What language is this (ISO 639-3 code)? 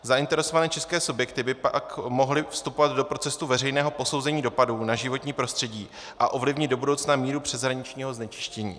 ces